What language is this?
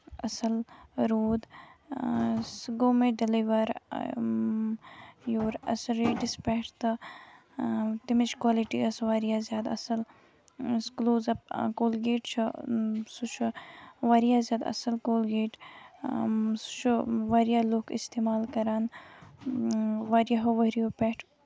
Kashmiri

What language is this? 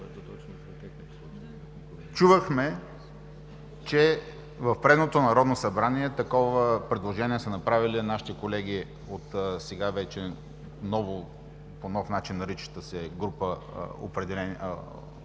Bulgarian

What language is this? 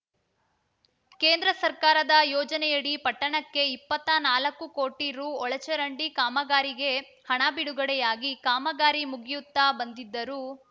Kannada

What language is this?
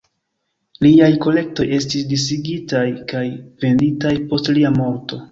Esperanto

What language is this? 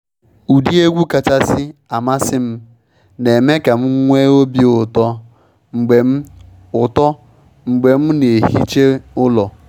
Igbo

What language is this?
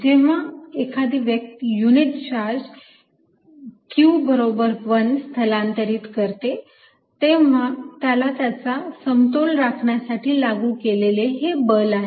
Marathi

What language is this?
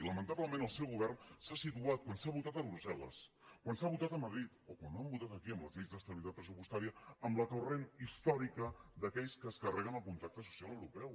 Catalan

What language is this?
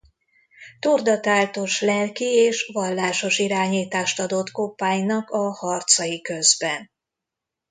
Hungarian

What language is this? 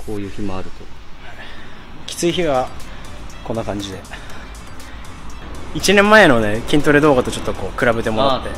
Japanese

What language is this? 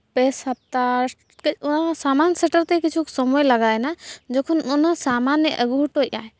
Santali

